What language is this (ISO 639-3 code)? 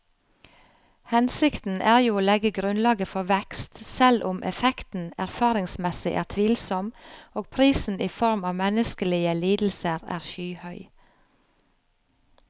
nor